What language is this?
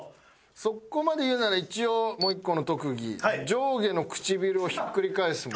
Japanese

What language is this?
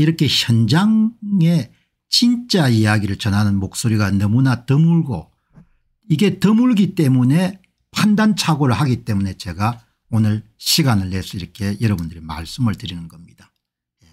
Korean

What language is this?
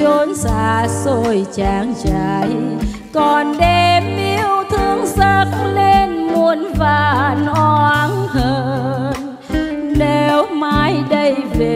Vietnamese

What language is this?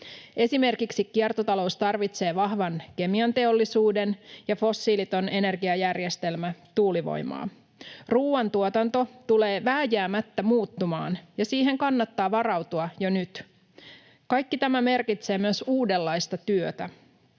Finnish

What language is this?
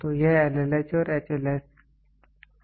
Hindi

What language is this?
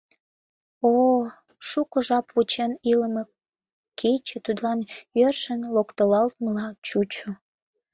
Mari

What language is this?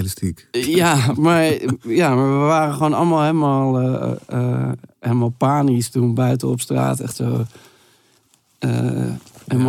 Dutch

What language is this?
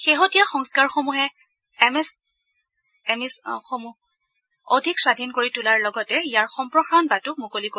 Assamese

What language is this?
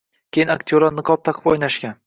Uzbek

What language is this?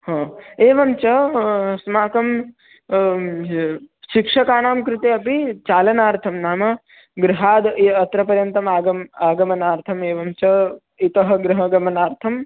Sanskrit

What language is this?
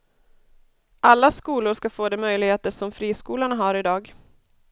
Swedish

